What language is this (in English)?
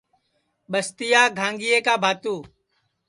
Sansi